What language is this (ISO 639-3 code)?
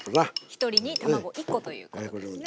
jpn